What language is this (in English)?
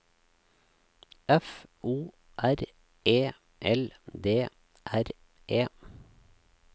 Norwegian